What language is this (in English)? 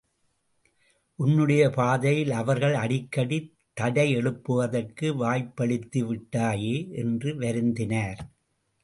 Tamil